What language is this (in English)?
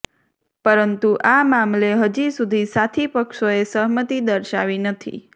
Gujarati